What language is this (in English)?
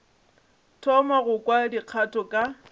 Northern Sotho